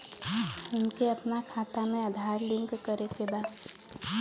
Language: Bhojpuri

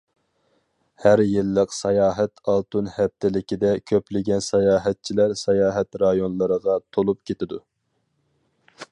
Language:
Uyghur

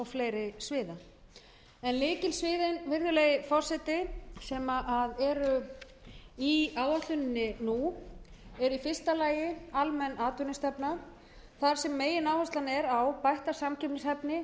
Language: Icelandic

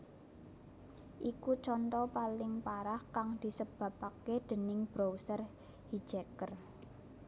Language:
Javanese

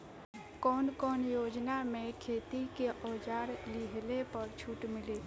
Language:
Bhojpuri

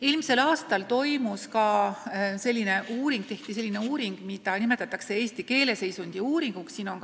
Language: Estonian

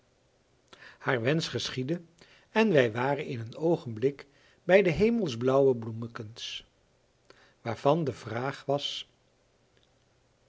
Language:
Dutch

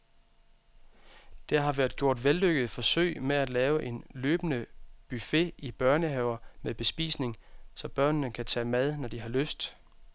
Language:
Danish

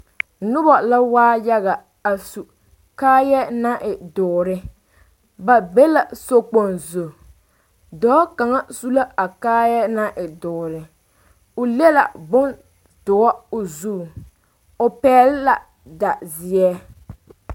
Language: Southern Dagaare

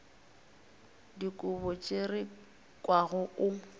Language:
Northern Sotho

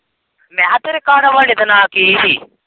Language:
Punjabi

